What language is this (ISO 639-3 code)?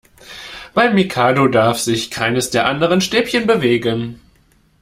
deu